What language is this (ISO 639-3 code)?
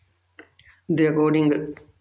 pan